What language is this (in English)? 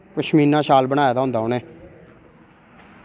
Dogri